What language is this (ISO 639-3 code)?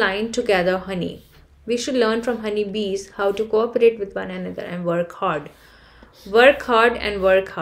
eng